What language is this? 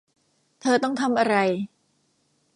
Thai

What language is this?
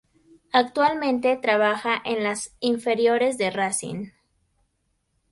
Spanish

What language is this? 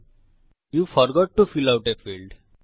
Bangla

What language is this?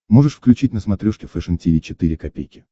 Russian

